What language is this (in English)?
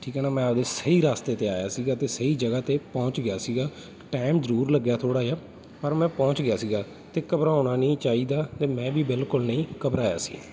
Punjabi